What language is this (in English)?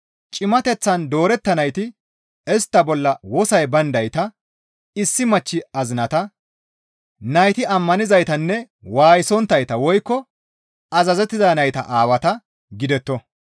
Gamo